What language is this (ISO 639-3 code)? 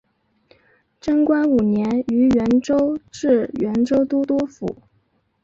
zho